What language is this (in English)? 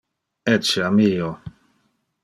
Interlingua